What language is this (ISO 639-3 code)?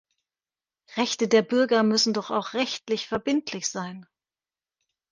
deu